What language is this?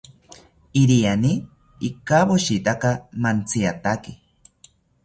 South Ucayali Ashéninka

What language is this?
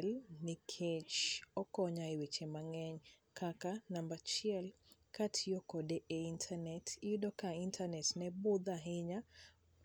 Luo (Kenya and Tanzania)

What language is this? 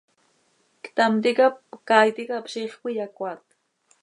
Seri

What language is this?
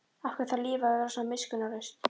Icelandic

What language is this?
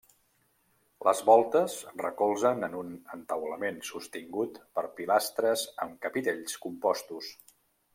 Catalan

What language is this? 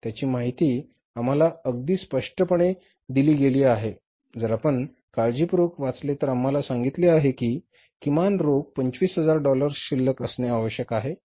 Marathi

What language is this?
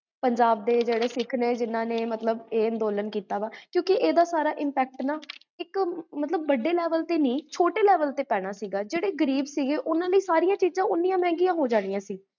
Punjabi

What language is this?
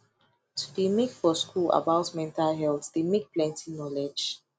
Nigerian Pidgin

